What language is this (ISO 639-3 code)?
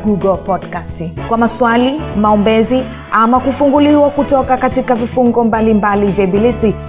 swa